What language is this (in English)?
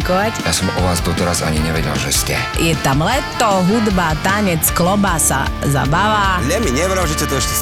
Slovak